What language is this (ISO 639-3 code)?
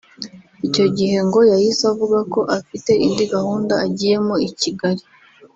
kin